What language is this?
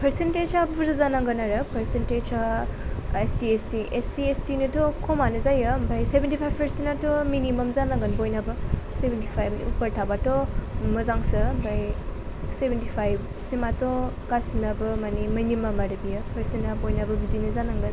Bodo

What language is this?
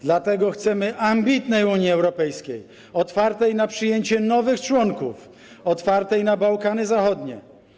Polish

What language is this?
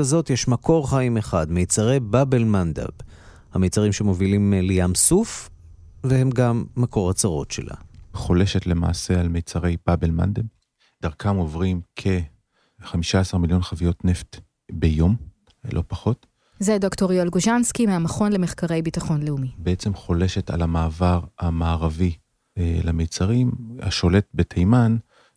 Hebrew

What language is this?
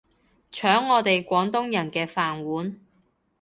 Cantonese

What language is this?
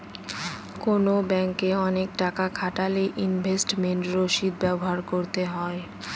Bangla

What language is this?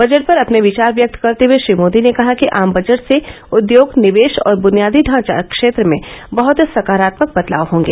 Hindi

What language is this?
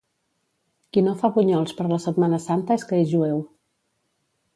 Catalan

